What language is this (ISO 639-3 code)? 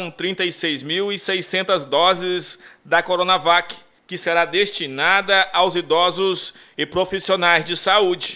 por